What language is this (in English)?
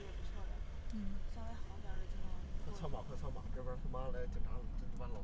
Chinese